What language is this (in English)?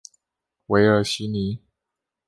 Chinese